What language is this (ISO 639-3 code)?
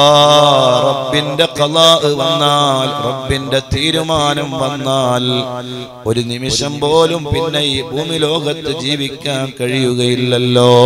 ara